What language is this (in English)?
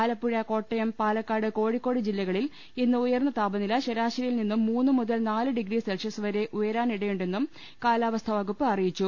Malayalam